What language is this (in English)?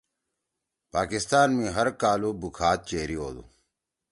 Torwali